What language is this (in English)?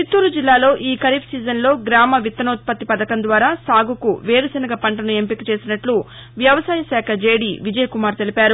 Telugu